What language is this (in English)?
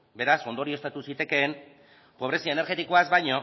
Basque